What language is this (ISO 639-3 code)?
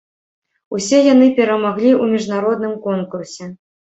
bel